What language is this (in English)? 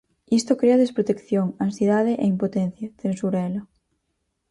Galician